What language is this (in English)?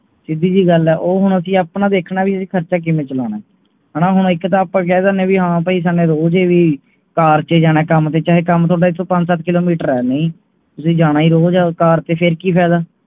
Punjabi